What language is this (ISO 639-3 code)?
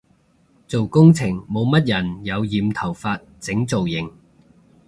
yue